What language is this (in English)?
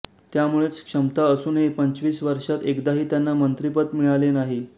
Marathi